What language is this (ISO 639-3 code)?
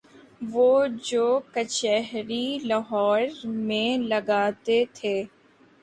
urd